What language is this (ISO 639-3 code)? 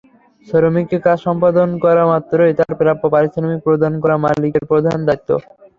ben